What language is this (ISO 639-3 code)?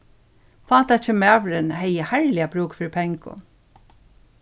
fao